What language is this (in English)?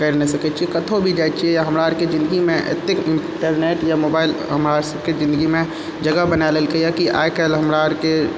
Maithili